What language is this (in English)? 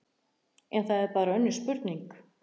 Icelandic